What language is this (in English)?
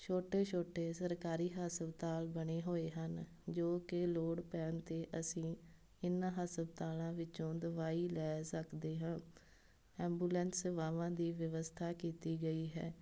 Punjabi